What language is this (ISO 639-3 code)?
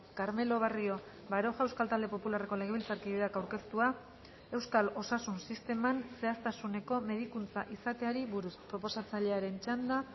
eus